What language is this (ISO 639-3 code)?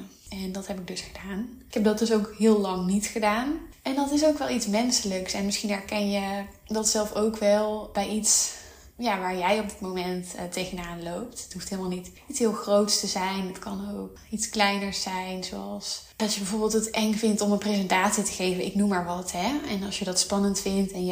nld